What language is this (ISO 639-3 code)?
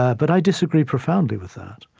eng